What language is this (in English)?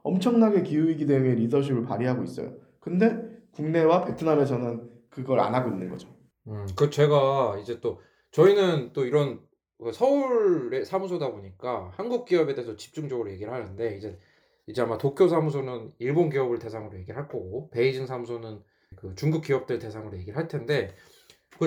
Korean